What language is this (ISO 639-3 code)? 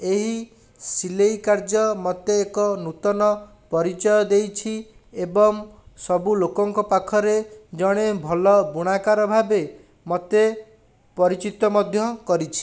ori